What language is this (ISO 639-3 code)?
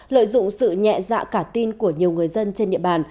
vie